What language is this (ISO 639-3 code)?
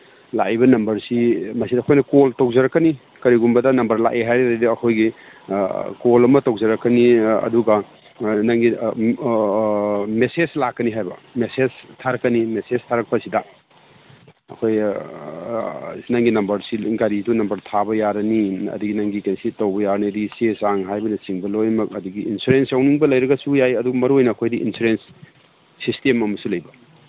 mni